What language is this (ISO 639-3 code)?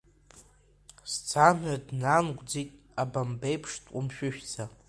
abk